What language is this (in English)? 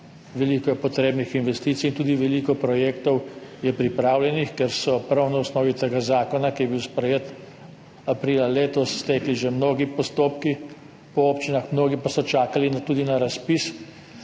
Slovenian